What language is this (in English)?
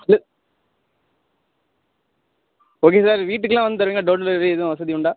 Tamil